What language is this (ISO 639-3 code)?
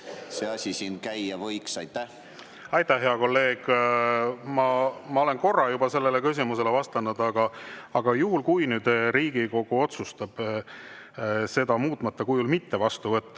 est